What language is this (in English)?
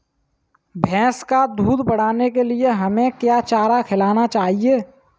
Hindi